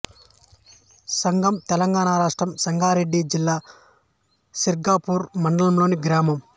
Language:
Telugu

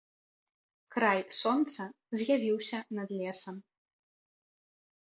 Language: Belarusian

